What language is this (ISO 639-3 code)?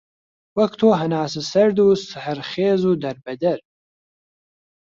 ckb